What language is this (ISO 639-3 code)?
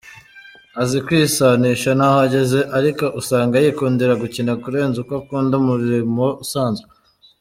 kin